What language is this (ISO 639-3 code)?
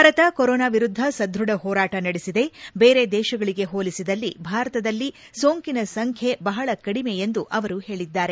kan